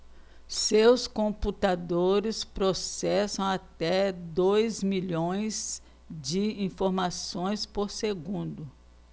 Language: Portuguese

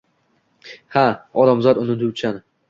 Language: Uzbek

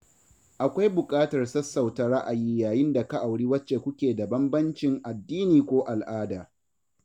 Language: Hausa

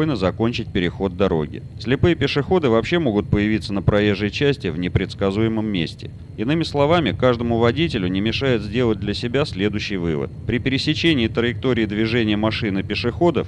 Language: Russian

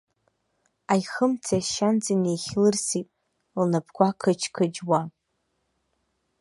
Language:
Abkhazian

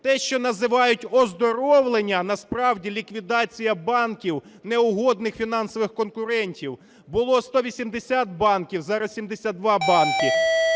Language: Ukrainian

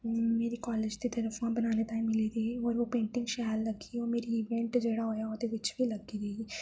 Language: Dogri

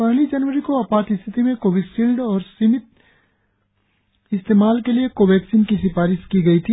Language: Hindi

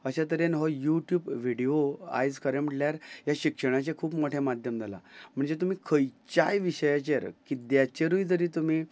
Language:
Konkani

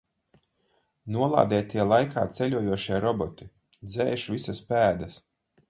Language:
Latvian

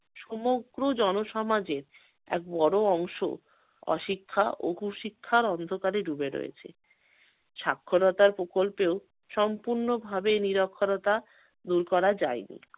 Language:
Bangla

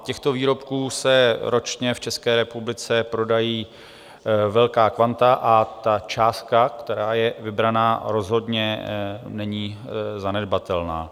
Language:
Czech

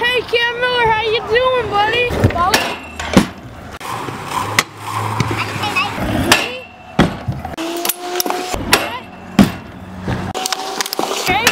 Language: English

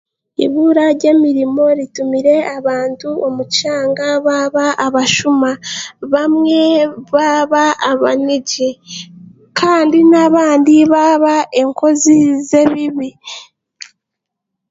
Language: Chiga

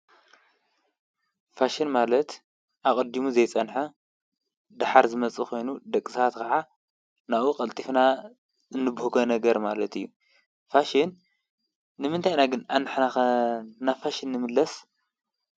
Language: Tigrinya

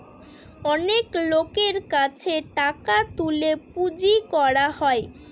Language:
Bangla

